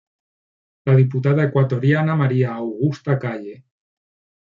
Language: Spanish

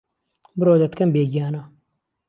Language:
Central Kurdish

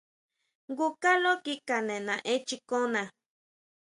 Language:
Huautla Mazatec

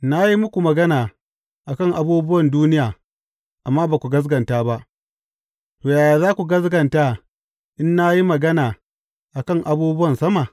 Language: Hausa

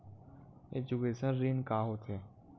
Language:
Chhattisgarhi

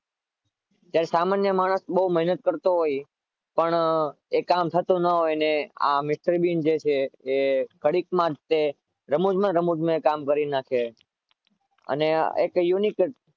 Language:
Gujarati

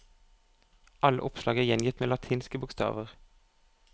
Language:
Norwegian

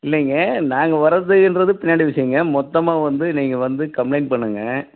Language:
Tamil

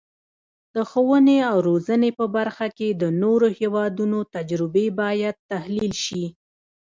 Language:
Pashto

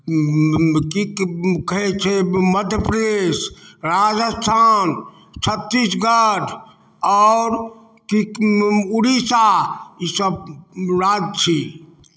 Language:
Maithili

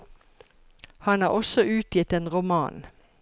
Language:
Norwegian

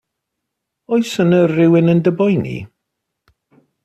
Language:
Welsh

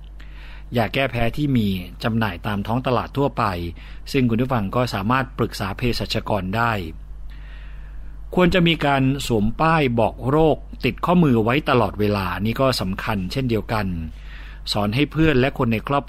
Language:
Thai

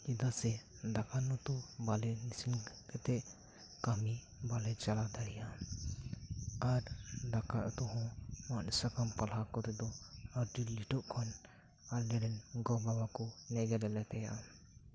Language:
Santali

